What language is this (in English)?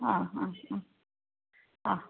Sanskrit